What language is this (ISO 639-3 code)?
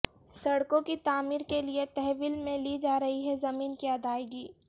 urd